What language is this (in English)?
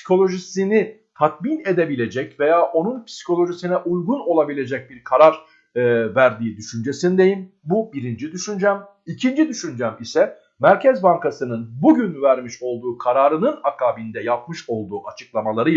Turkish